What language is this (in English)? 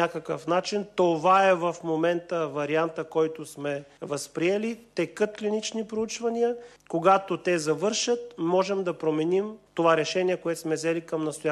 Bulgarian